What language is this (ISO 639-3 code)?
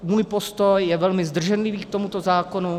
ces